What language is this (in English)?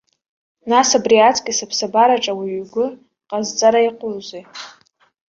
Abkhazian